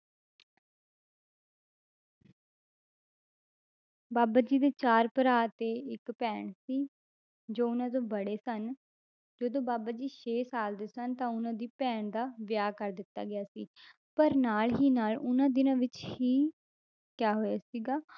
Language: Punjabi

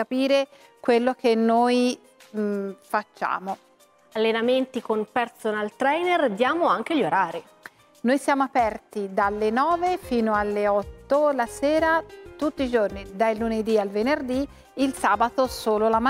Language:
Italian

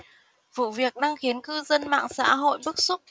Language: Vietnamese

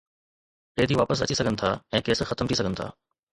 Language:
Sindhi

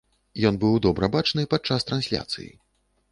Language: Belarusian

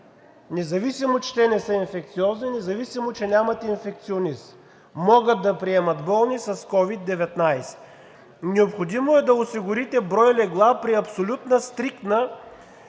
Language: Bulgarian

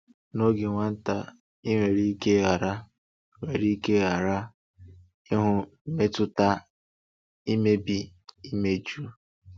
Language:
Igbo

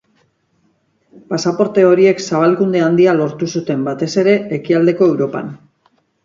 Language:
Basque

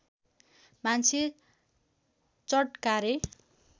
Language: Nepali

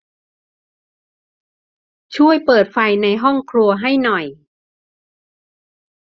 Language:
Thai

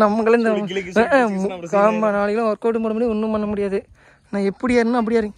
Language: Tamil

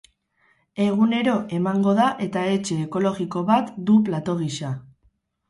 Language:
Basque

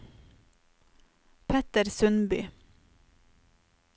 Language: Norwegian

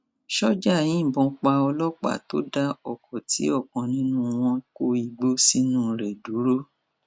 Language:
Yoruba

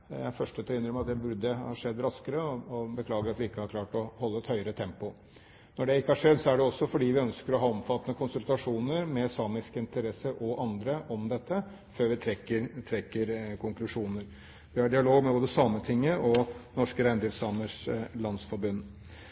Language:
Norwegian Bokmål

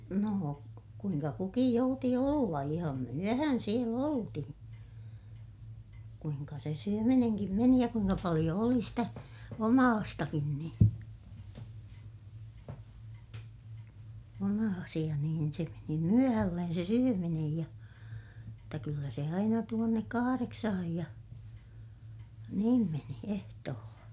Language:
Finnish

